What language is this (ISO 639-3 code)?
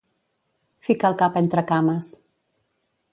cat